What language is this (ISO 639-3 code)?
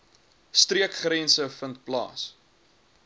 afr